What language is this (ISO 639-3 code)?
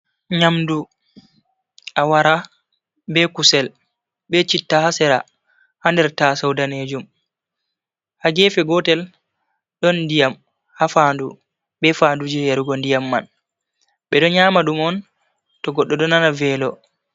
ful